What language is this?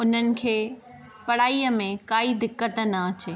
Sindhi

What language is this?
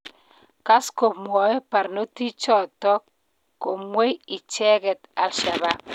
Kalenjin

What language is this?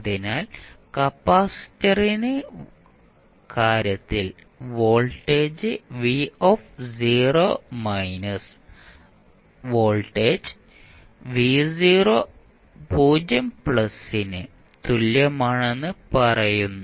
Malayalam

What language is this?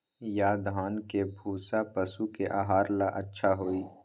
Magahi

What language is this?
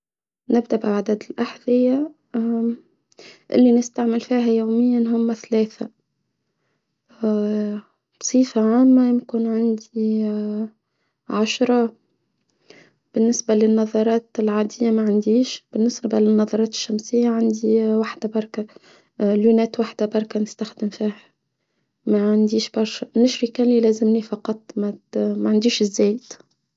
Tunisian Arabic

